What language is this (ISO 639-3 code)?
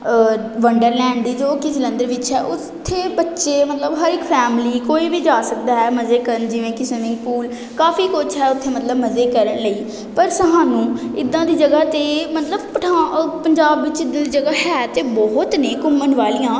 pan